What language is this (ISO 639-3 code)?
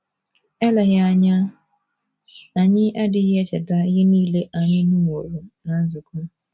ibo